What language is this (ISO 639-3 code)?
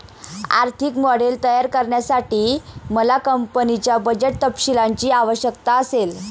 mar